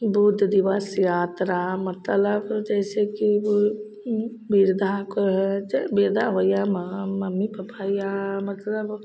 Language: Maithili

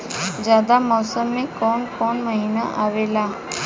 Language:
Bhojpuri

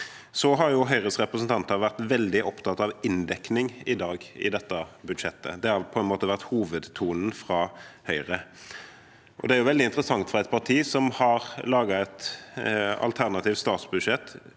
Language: Norwegian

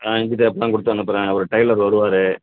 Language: Tamil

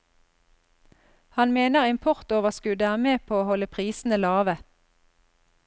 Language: Norwegian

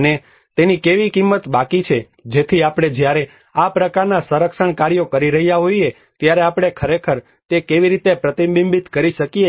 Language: Gujarati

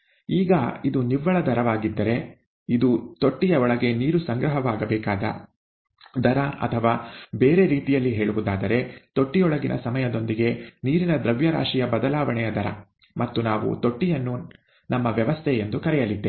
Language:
Kannada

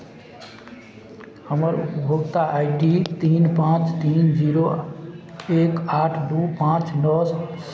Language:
Maithili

